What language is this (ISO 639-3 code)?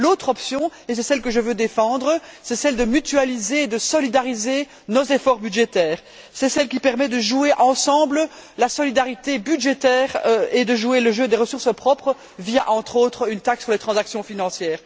fra